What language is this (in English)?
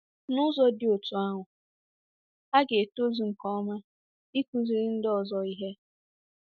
Igbo